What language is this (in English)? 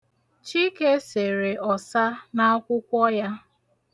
Igbo